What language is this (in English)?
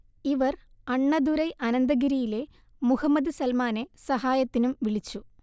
Malayalam